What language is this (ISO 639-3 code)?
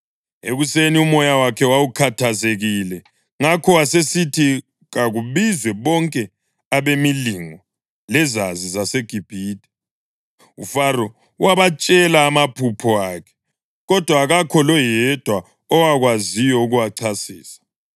nde